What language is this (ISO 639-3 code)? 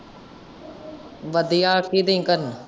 pan